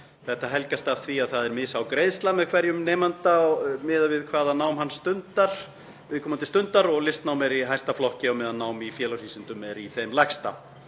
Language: Icelandic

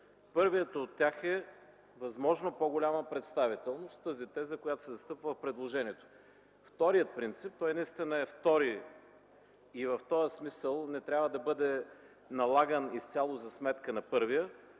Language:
Bulgarian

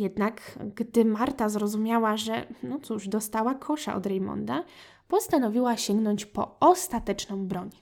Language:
Polish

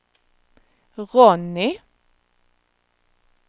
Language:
Swedish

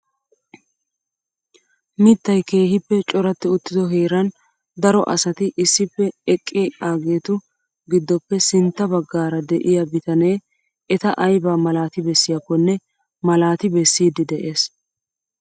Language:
Wolaytta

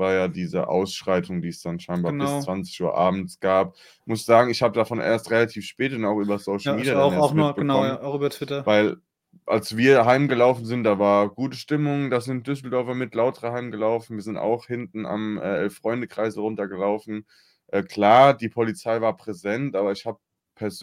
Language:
German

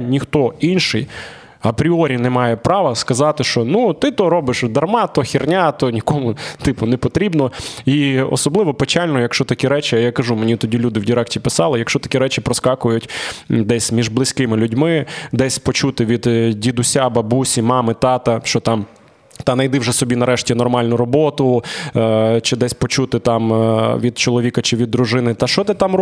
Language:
Ukrainian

